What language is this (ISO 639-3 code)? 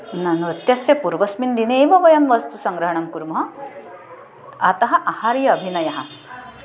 san